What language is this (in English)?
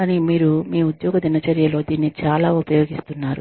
Telugu